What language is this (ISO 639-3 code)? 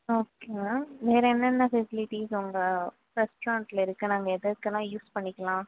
tam